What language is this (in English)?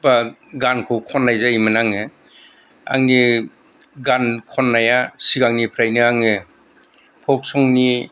Bodo